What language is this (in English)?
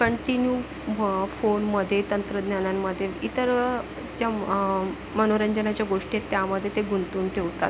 Marathi